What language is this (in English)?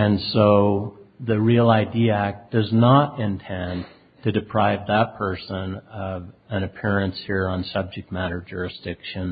English